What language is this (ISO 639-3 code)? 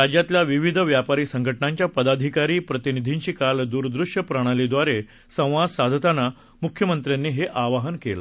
mar